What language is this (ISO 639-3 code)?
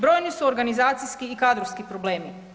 hrv